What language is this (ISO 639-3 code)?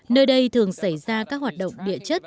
vie